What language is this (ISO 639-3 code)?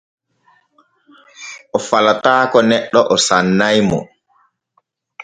fue